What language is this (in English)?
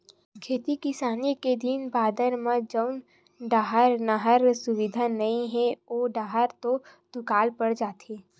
Chhattisgarhi